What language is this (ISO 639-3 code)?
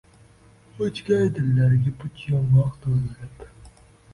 uzb